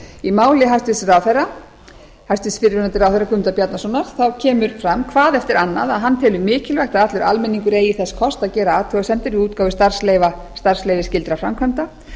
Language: Icelandic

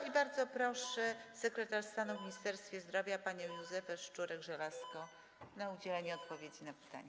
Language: Polish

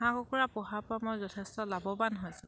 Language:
Assamese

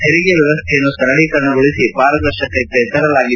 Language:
Kannada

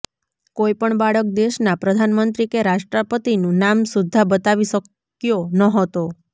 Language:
Gujarati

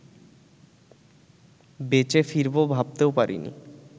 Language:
Bangla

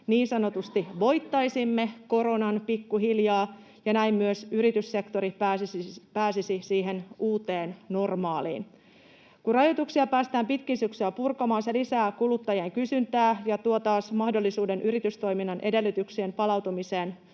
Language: Finnish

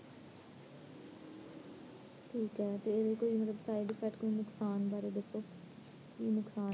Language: Punjabi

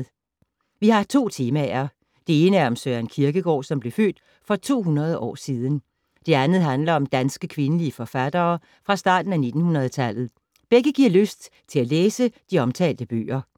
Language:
Danish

